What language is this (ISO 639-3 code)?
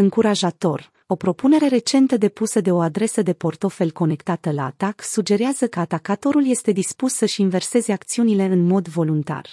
ron